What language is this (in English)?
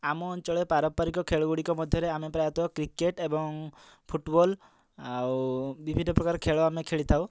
Odia